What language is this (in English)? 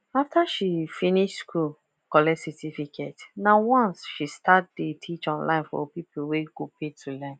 Nigerian Pidgin